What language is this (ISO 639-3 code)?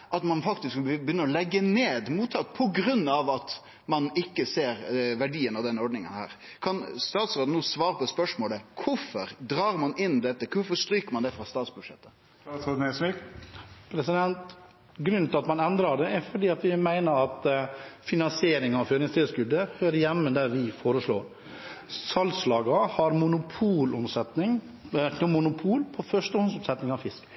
nor